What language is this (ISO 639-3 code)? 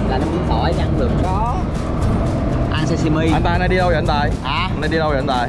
vie